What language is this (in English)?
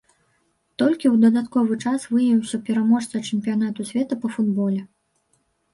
Belarusian